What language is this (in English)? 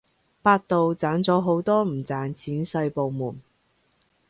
Cantonese